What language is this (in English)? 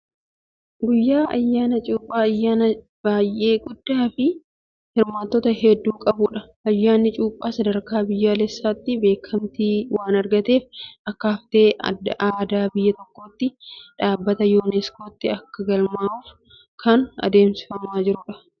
Oromo